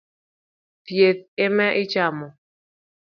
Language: Luo (Kenya and Tanzania)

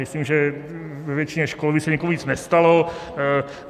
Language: Czech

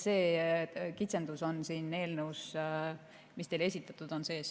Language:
Estonian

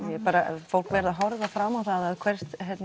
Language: Icelandic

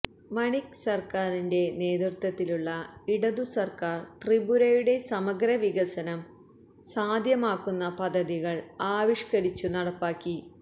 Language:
Malayalam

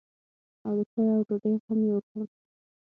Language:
Pashto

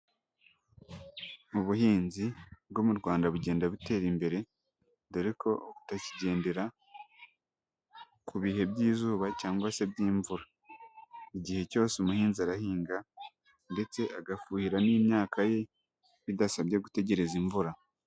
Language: Kinyarwanda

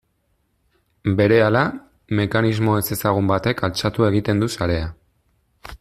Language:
Basque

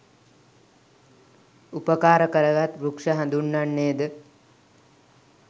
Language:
Sinhala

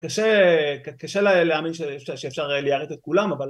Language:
Hebrew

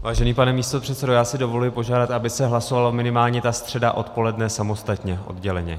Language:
Czech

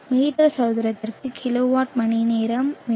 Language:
Tamil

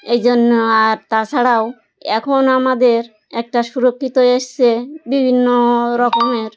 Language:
Bangla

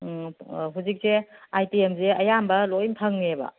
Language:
Manipuri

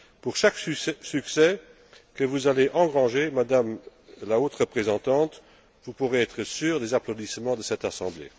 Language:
French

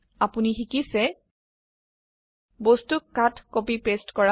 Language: Assamese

